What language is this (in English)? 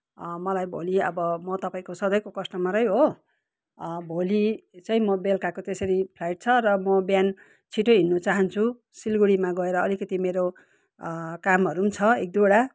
Nepali